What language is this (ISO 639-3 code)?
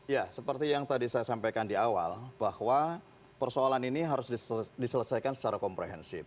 ind